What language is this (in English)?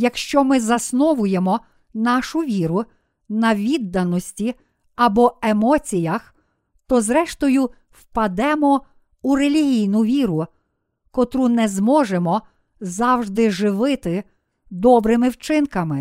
Ukrainian